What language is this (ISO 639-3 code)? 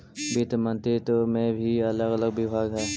mag